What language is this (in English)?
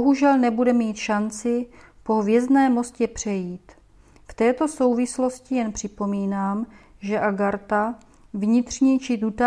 Czech